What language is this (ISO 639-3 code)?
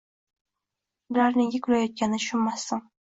uzb